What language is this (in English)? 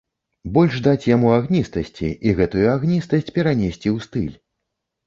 Belarusian